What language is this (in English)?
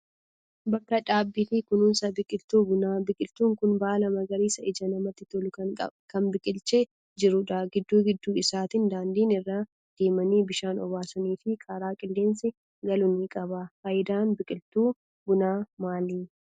Oromo